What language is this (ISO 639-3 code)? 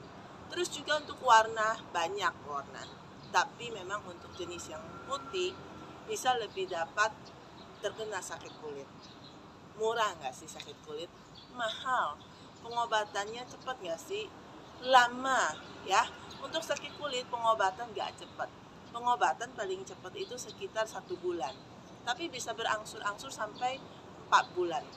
ind